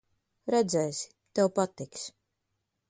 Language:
Latvian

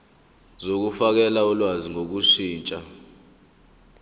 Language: Zulu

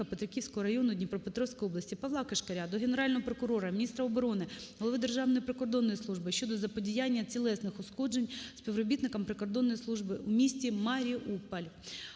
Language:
Ukrainian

